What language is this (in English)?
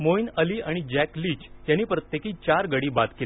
Marathi